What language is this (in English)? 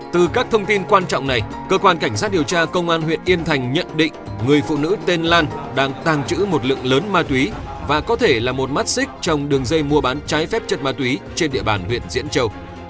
Vietnamese